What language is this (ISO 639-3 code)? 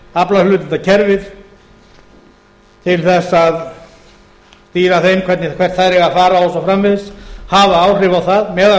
isl